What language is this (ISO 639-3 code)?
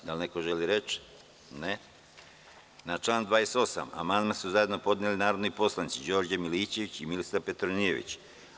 srp